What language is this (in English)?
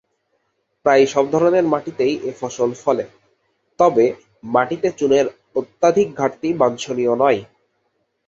Bangla